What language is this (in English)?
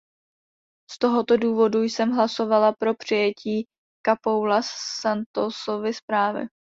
Czech